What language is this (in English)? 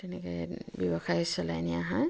Assamese